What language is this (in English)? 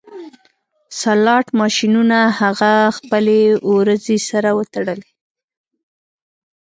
Pashto